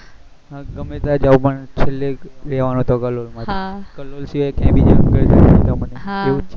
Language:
Gujarati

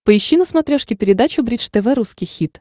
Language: Russian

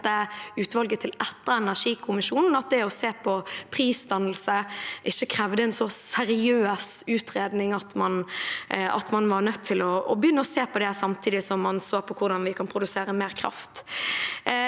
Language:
Norwegian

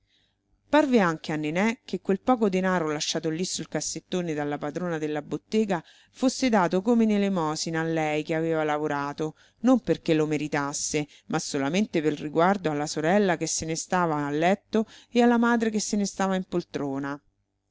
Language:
Italian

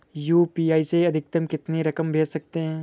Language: Hindi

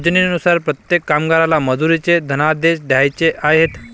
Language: Marathi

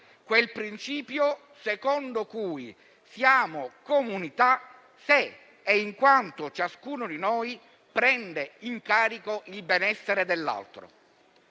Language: Italian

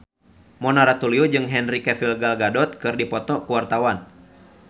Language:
Sundanese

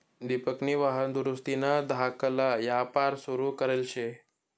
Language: Marathi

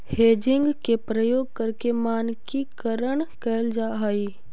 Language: Magahi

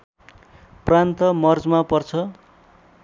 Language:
Nepali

